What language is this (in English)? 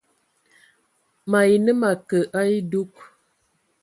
Ewondo